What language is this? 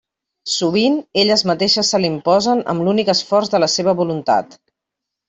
Catalan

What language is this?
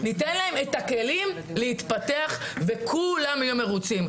Hebrew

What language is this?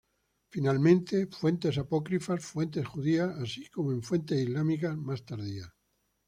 Spanish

